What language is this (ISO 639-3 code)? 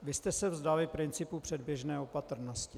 ces